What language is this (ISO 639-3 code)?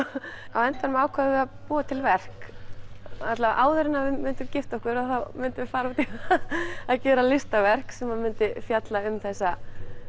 isl